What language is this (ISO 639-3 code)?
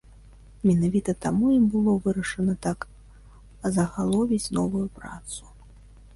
bel